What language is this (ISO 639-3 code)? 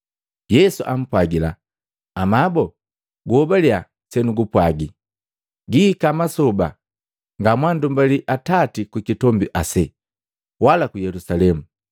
mgv